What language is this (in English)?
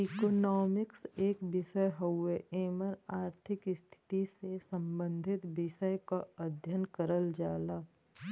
Bhojpuri